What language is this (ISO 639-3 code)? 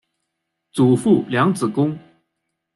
zho